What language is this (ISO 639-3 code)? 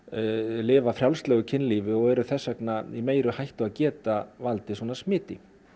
isl